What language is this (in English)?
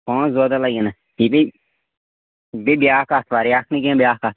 Kashmiri